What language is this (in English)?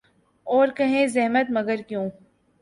Urdu